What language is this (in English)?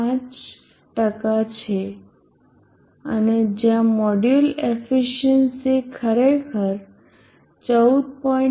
Gujarati